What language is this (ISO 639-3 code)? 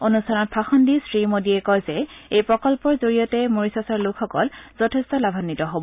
asm